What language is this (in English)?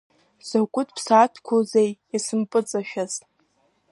Abkhazian